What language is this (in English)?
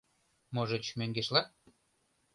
Mari